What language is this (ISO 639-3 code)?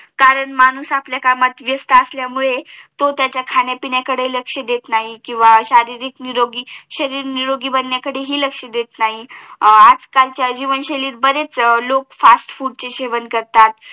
mar